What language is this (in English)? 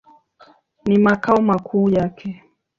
Swahili